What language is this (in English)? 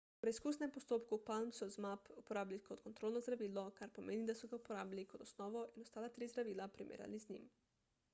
Slovenian